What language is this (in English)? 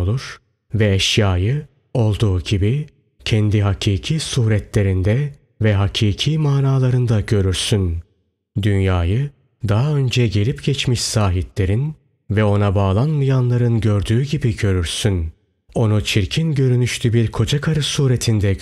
Turkish